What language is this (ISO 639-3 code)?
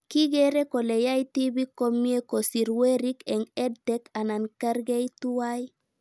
kln